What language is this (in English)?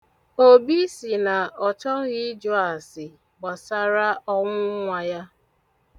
Igbo